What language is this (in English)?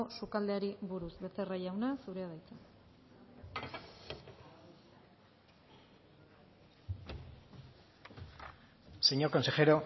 Basque